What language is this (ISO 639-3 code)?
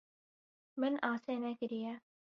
kur